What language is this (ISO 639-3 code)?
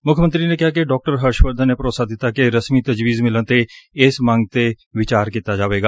pan